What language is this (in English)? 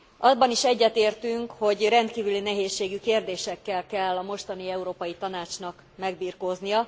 Hungarian